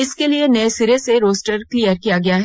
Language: Hindi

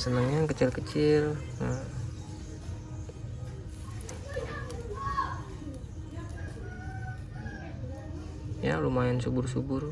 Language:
Indonesian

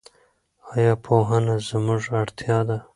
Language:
Pashto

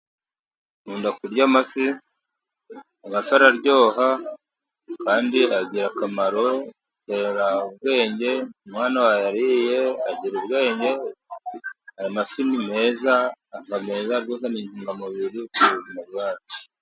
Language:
Kinyarwanda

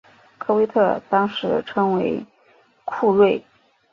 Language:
Chinese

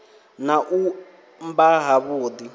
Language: Venda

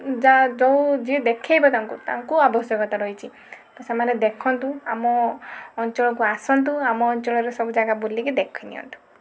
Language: Odia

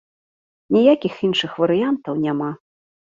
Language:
Belarusian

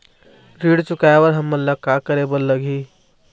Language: Chhattisgarhi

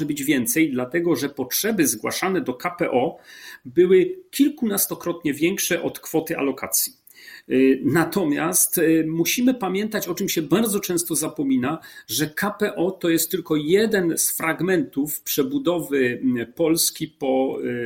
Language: Polish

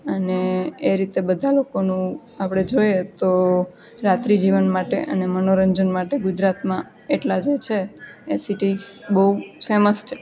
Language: Gujarati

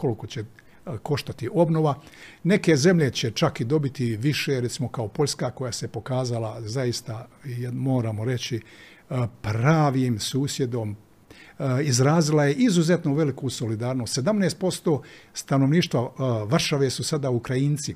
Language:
Croatian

